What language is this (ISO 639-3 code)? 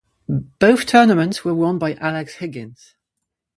eng